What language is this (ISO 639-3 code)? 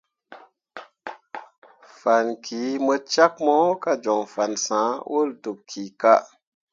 mua